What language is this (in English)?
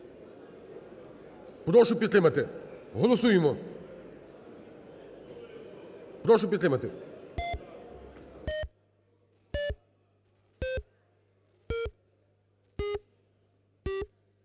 Ukrainian